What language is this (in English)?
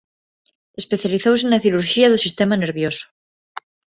Galician